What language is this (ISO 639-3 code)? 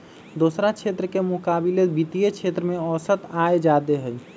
mag